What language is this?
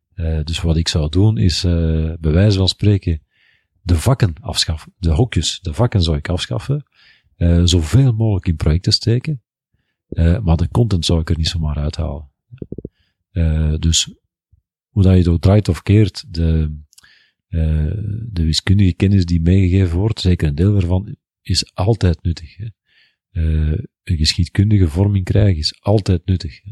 Dutch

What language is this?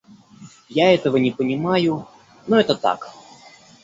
Russian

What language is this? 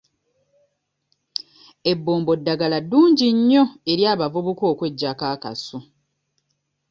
Ganda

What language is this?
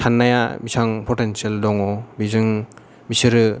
Bodo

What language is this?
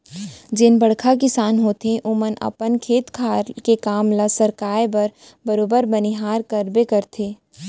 Chhattisgarhi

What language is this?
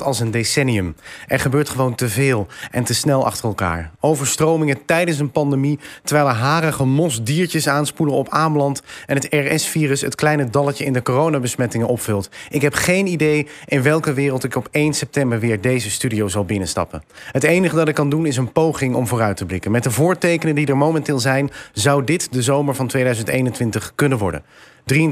Dutch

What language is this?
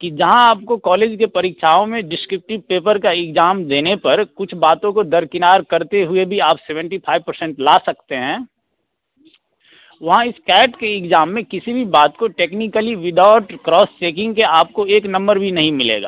Hindi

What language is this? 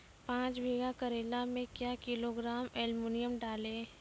Maithili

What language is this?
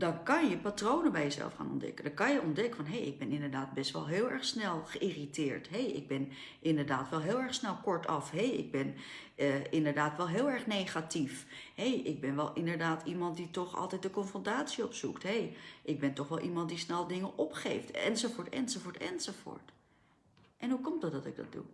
Dutch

